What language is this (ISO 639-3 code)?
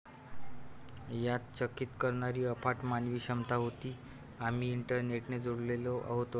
mar